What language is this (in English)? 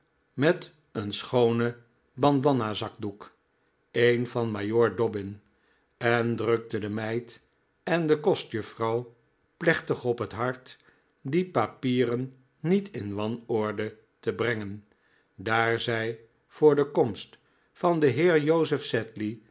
Dutch